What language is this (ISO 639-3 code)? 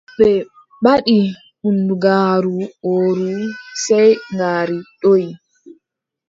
fub